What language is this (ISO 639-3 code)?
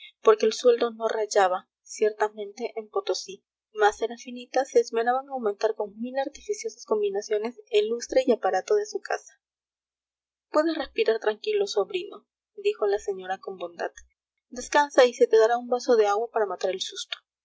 spa